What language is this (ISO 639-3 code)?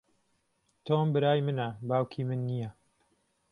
ckb